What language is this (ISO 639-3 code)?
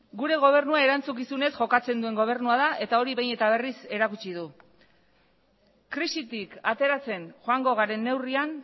eus